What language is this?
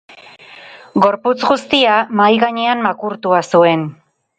Basque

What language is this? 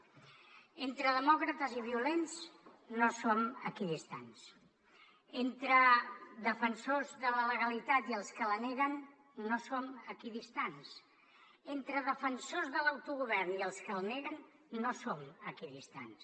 Catalan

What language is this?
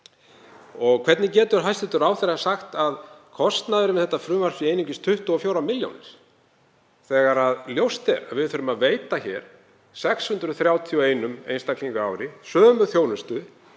Icelandic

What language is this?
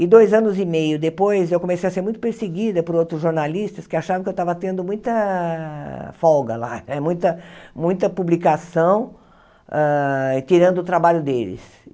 Portuguese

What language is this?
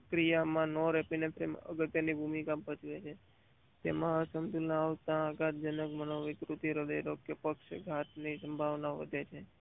Gujarati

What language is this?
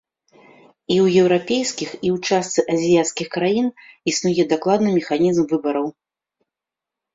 Belarusian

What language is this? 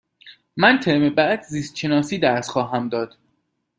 Persian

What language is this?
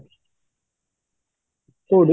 Odia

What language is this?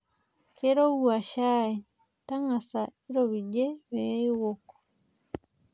Masai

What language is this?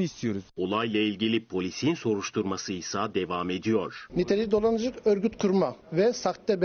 Turkish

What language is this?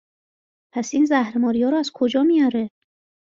Persian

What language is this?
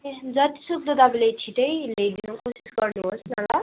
Nepali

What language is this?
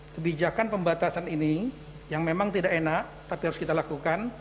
Indonesian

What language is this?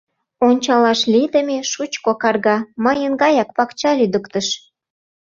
Mari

